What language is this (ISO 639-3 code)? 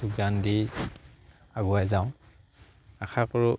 asm